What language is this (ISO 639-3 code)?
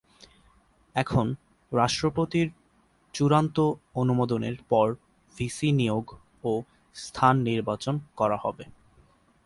ben